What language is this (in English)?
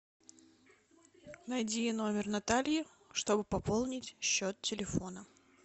Russian